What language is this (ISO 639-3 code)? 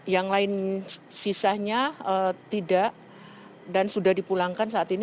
ind